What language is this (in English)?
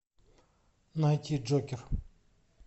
Russian